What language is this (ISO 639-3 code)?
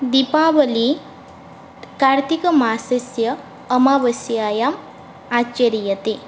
san